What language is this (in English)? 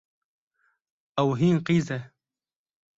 Kurdish